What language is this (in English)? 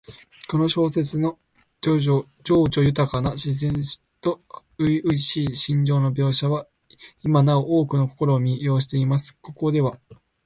Japanese